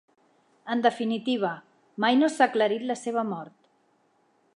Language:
Catalan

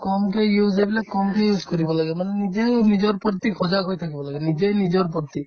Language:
Assamese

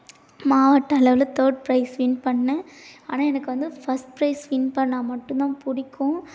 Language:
Tamil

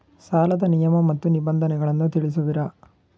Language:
Kannada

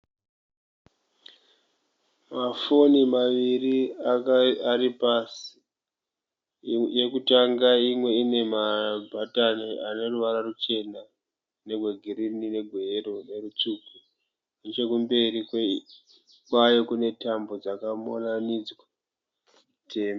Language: Shona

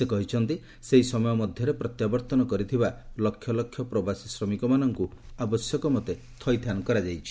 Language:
Odia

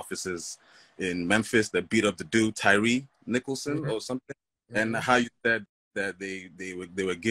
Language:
English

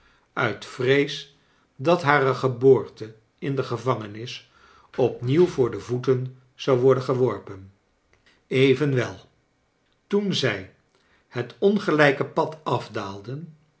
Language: Dutch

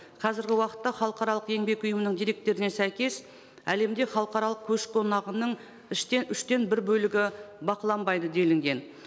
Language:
Kazakh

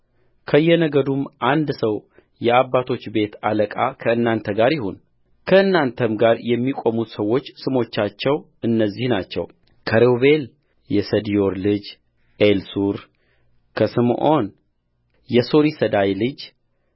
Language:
Amharic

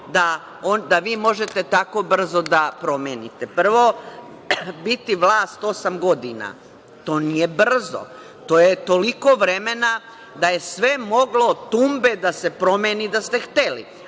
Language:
Serbian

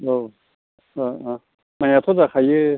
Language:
Bodo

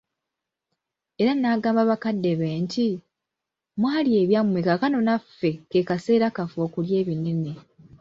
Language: Ganda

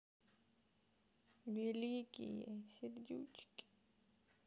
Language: Russian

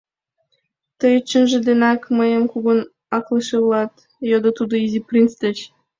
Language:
Mari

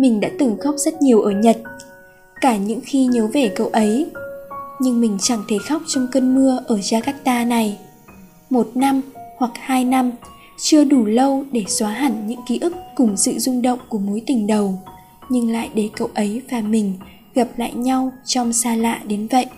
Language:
Vietnamese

